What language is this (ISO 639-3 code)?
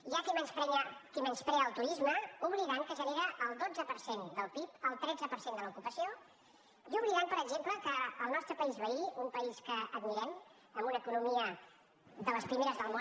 cat